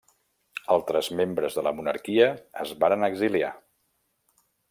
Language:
Catalan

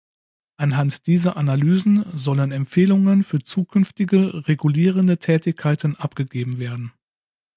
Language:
German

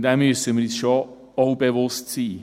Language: Swiss German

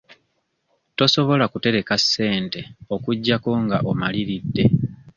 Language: Ganda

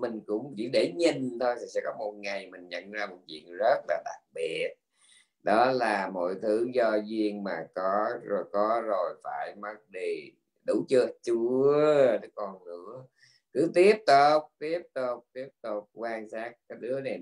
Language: Vietnamese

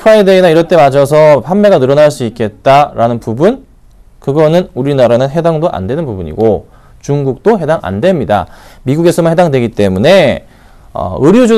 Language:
Korean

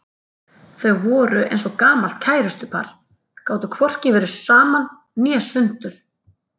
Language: Icelandic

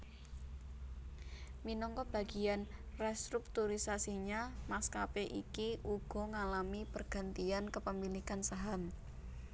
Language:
Javanese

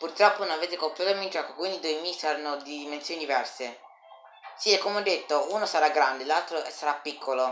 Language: Italian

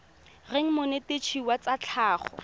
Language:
Tswana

